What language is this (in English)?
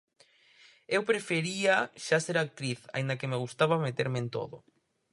Galician